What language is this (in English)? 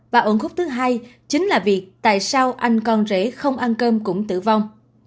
Vietnamese